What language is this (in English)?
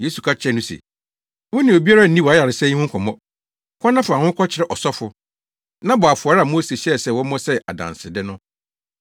Akan